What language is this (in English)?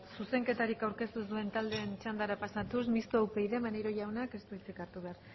Basque